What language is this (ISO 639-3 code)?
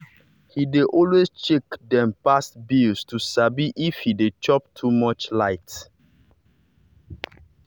pcm